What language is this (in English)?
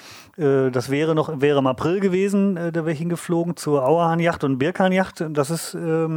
German